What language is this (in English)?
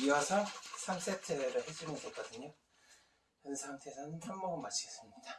Korean